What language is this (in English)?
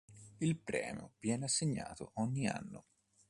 Italian